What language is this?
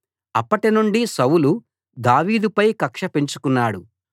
Telugu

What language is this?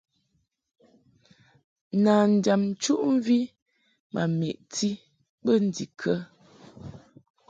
Mungaka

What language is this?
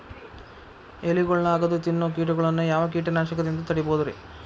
Kannada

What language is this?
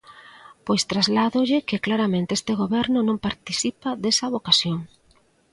Galician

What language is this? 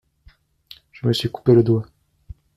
French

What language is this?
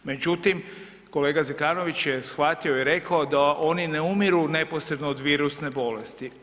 Croatian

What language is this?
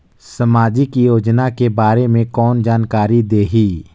Chhattisgarhi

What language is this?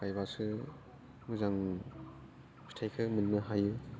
Bodo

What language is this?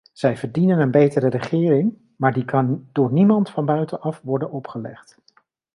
Dutch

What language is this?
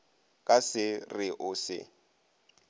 Northern Sotho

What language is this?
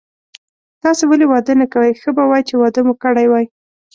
Pashto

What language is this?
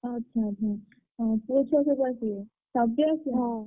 Odia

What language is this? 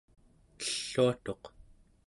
Central Yupik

